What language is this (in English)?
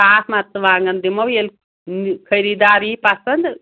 Kashmiri